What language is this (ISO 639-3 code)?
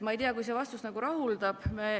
est